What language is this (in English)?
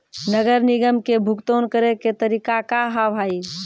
Maithili